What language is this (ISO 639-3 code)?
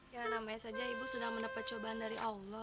ind